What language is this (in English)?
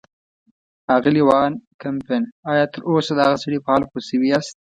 Pashto